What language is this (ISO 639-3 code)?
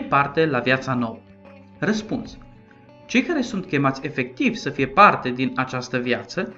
ron